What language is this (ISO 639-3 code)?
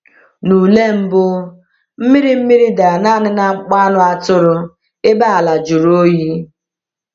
ibo